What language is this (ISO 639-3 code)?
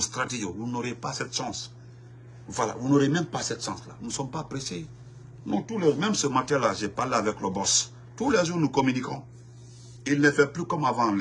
fra